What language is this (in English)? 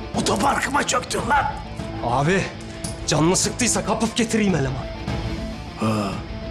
Turkish